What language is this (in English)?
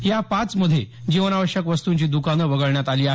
Marathi